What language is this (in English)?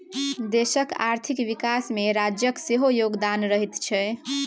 Maithili